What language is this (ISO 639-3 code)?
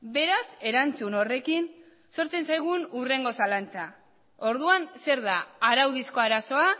eus